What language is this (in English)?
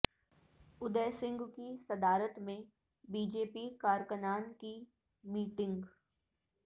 Urdu